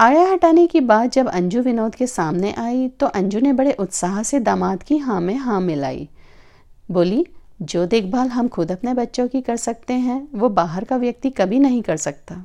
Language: Hindi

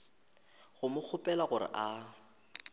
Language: Northern Sotho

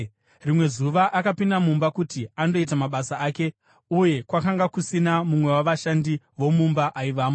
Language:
Shona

